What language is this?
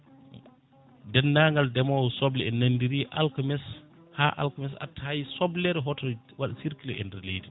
Fula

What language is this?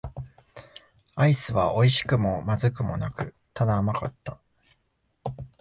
Japanese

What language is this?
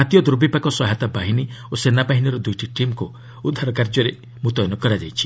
Odia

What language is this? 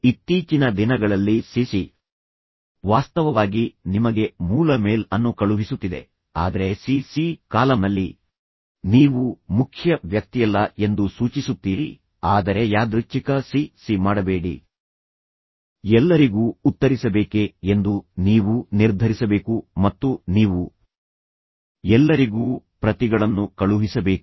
Kannada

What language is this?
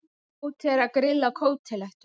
Icelandic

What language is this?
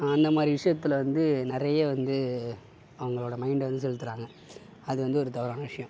Tamil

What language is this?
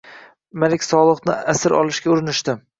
Uzbek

